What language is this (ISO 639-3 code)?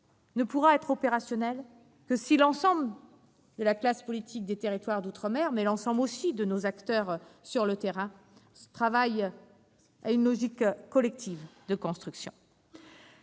fra